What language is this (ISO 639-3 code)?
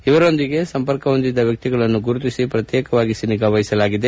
kan